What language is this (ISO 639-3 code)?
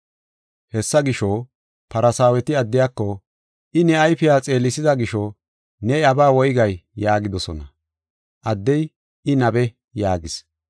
gof